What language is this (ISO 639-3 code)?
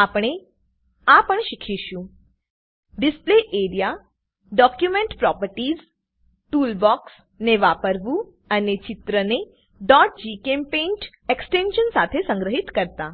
guj